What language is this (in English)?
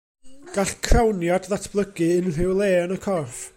Welsh